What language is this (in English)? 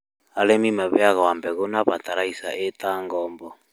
Kikuyu